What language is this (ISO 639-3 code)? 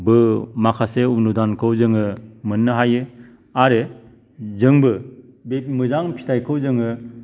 brx